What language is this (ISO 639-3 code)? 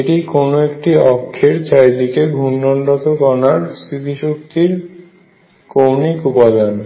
ben